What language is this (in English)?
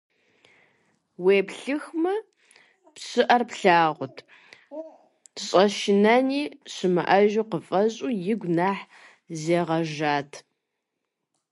Kabardian